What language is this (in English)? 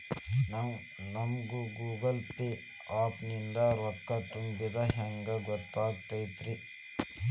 Kannada